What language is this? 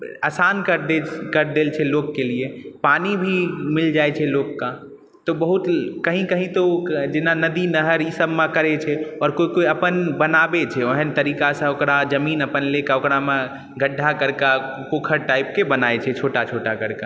Maithili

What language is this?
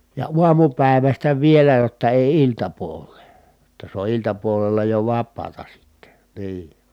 Finnish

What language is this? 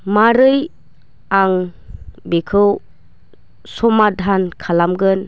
Bodo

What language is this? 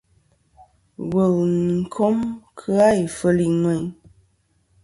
Kom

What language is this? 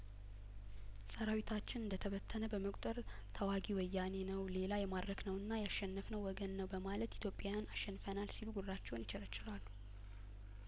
Amharic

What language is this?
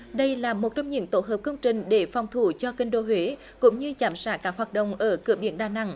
Vietnamese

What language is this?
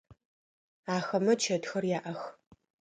Adyghe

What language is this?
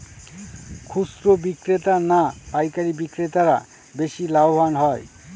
Bangla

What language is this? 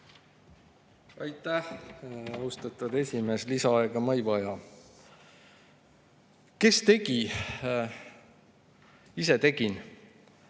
Estonian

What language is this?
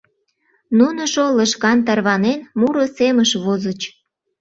Mari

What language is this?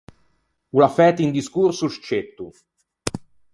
Ligurian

